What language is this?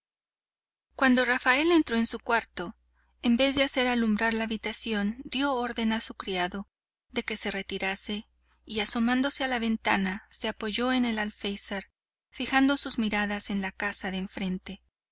Spanish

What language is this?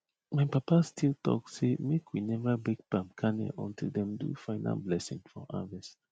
Nigerian Pidgin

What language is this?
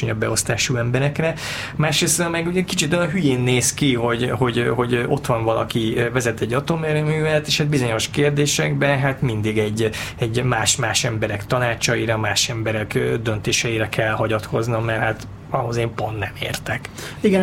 Hungarian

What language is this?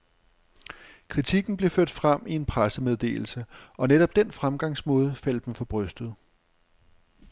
Danish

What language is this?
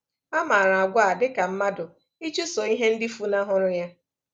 Igbo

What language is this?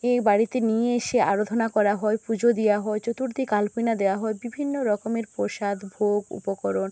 Bangla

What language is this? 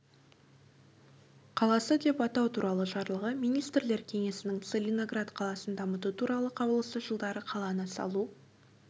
Kazakh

